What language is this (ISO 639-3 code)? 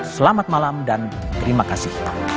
ind